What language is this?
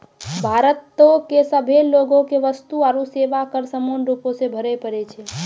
Maithili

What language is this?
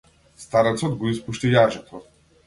Macedonian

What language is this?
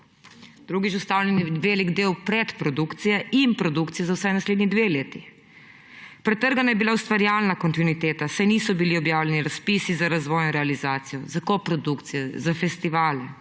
Slovenian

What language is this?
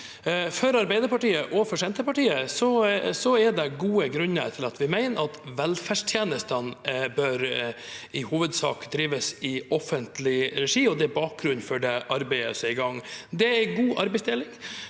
Norwegian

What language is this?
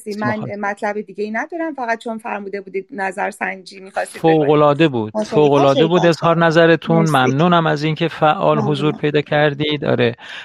Persian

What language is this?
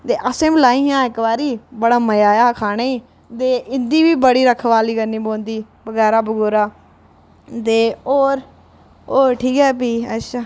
Dogri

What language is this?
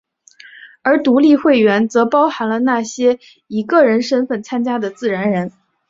Chinese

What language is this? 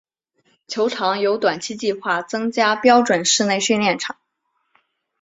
Chinese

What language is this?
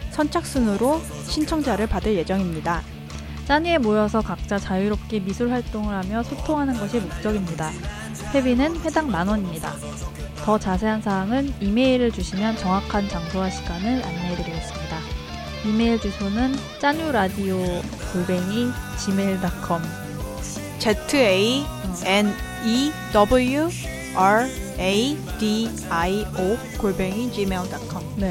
Korean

